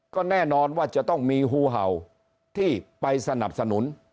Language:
Thai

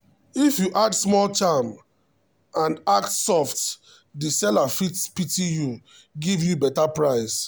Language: Nigerian Pidgin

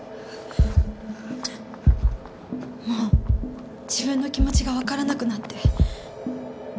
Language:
Japanese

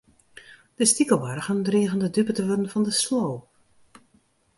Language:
Western Frisian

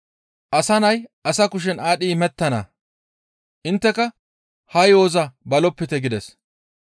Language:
Gamo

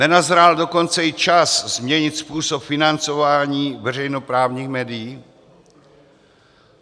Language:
Czech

